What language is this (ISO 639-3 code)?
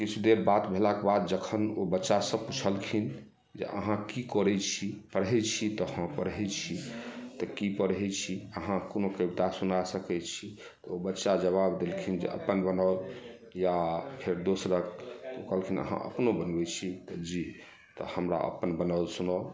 mai